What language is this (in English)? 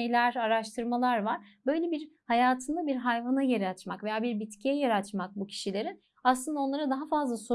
Turkish